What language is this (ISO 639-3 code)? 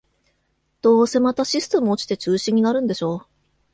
jpn